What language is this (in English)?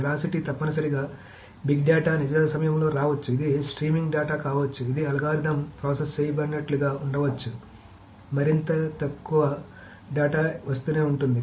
Telugu